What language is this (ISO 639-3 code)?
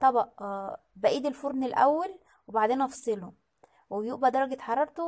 ara